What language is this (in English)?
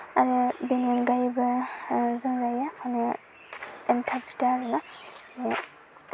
Bodo